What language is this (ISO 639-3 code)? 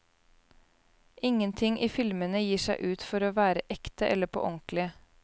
nor